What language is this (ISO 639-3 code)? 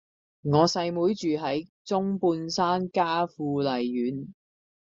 yue